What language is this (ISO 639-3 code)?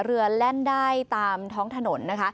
tha